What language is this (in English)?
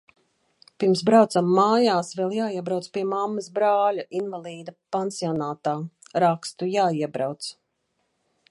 Latvian